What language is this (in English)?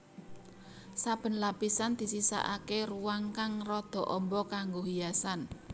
Javanese